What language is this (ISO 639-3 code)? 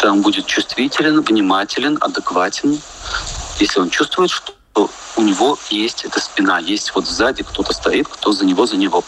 rus